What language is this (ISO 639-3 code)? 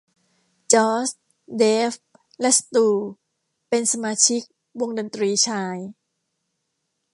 tha